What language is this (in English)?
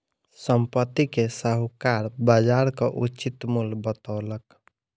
Maithili